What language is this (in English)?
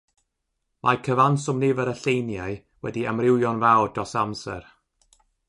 Welsh